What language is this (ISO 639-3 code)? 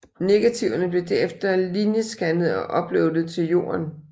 dan